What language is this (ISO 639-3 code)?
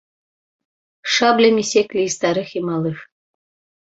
bel